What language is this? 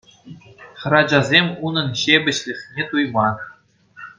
Chuvash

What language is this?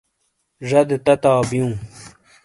Shina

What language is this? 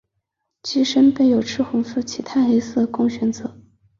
Chinese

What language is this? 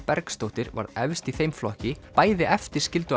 Icelandic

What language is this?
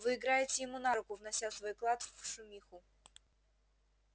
Russian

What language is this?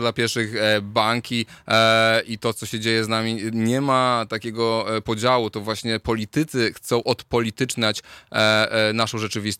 Polish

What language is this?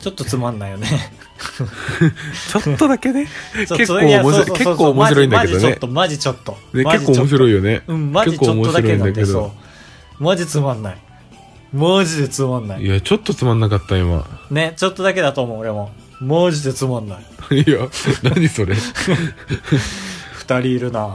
Japanese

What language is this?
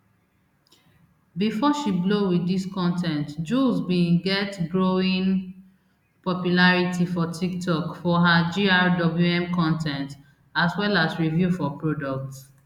Nigerian Pidgin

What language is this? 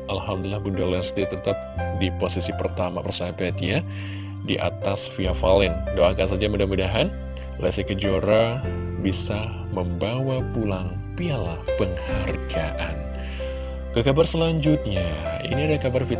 Indonesian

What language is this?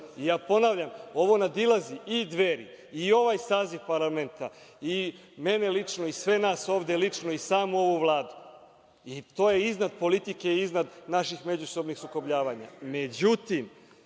Serbian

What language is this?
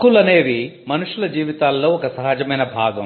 Telugu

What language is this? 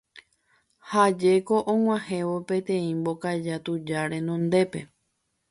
Guarani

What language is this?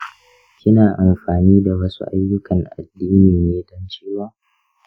Hausa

